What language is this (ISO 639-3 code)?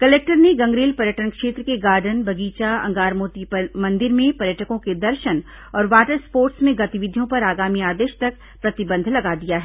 hin